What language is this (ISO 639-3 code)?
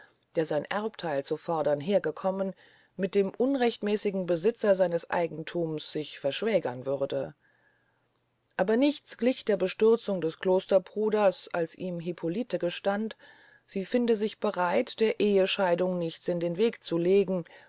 deu